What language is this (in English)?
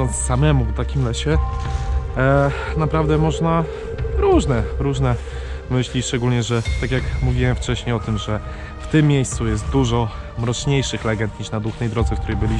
Polish